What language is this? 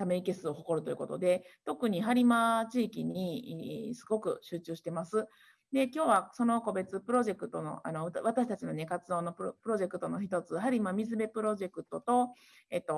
Japanese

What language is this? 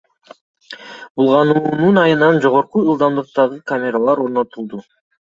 Kyrgyz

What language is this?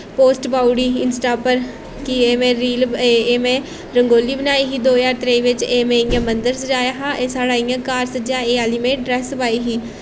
Dogri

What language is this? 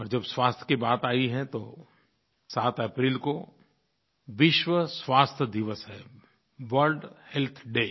Hindi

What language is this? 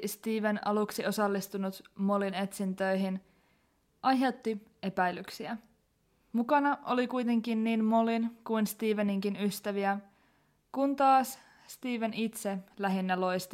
Finnish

